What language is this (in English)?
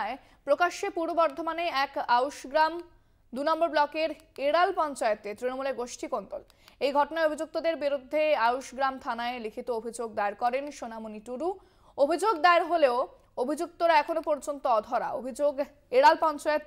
Hindi